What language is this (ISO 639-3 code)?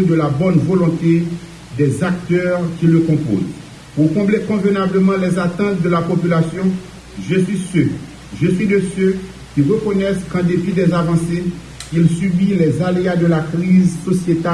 fra